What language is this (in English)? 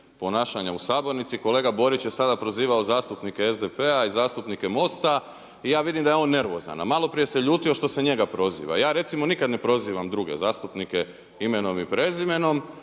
Croatian